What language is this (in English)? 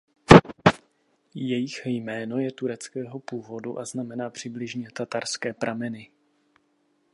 Czech